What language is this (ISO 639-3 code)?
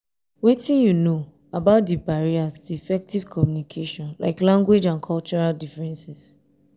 pcm